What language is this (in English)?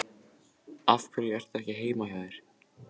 Icelandic